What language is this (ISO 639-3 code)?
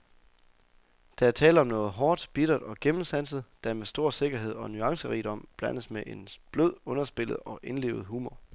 dan